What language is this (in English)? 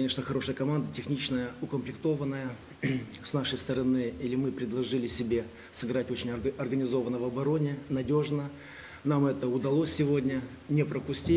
Russian